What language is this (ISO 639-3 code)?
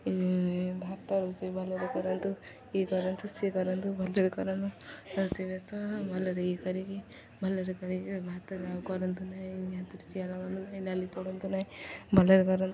ori